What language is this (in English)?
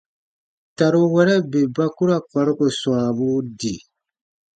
Baatonum